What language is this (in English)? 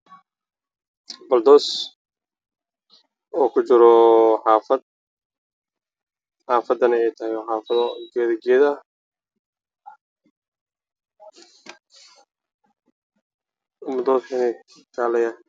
Somali